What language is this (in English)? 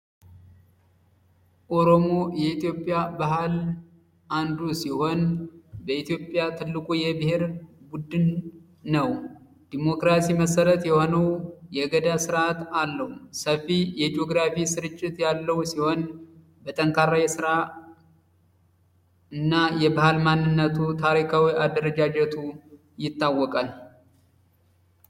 Amharic